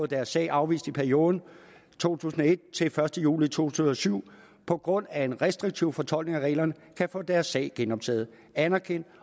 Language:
Danish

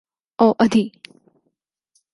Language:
Urdu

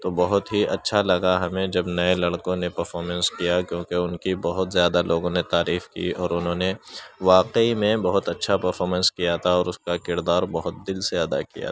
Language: Urdu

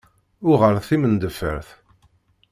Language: Kabyle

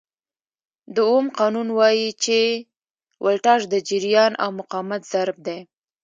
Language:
Pashto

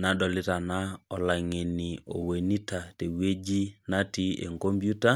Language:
Masai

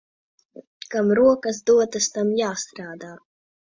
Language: Latvian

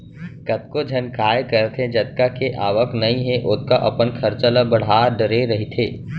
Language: Chhattisgarhi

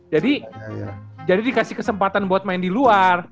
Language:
Indonesian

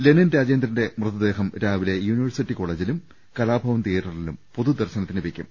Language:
Malayalam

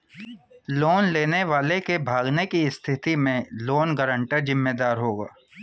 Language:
Hindi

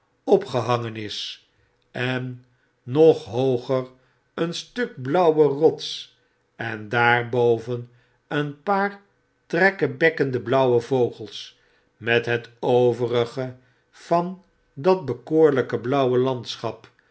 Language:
Dutch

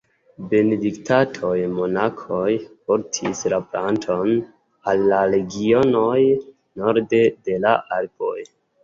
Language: Esperanto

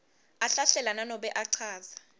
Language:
Swati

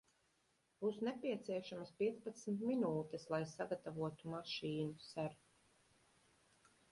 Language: Latvian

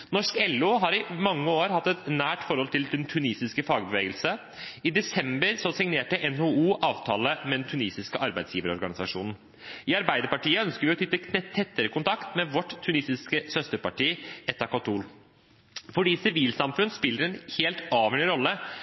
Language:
Norwegian Bokmål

